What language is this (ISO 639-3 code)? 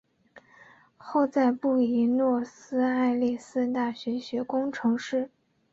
zho